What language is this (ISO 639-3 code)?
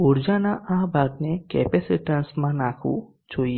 guj